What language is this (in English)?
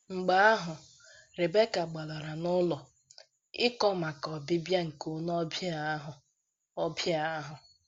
Igbo